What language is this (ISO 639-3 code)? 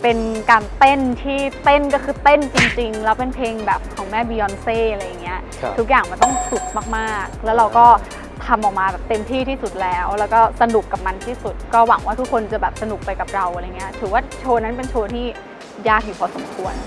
tha